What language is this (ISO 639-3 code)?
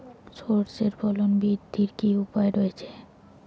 ben